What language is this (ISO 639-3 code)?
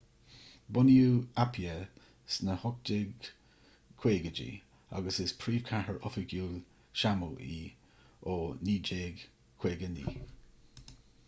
gle